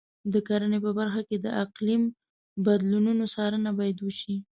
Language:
Pashto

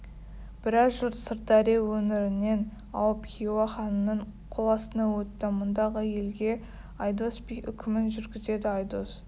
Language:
Kazakh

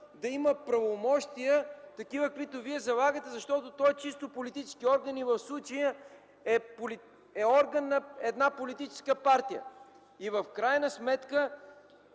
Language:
Bulgarian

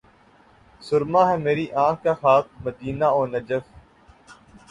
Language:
Urdu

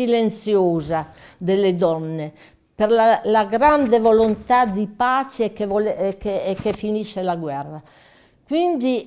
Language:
Italian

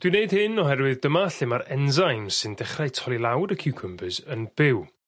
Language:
Welsh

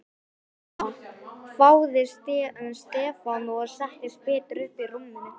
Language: Icelandic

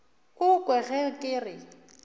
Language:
Northern Sotho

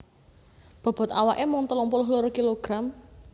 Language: Javanese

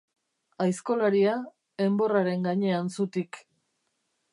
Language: Basque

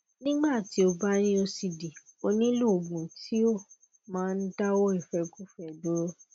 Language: Yoruba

